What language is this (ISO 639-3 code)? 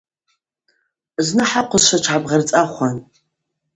abq